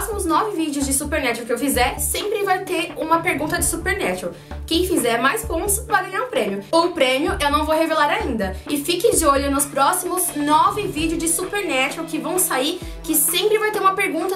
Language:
Portuguese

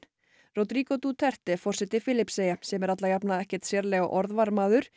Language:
Icelandic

